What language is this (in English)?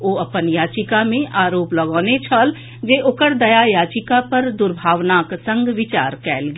Maithili